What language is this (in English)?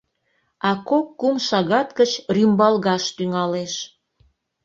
Mari